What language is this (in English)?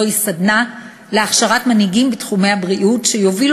Hebrew